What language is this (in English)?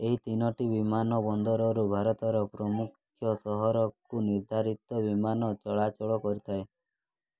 Odia